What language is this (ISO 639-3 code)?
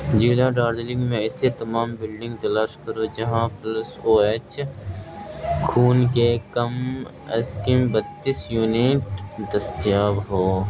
urd